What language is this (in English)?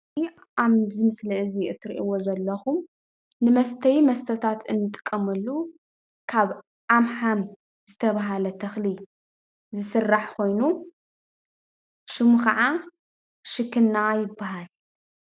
Tigrinya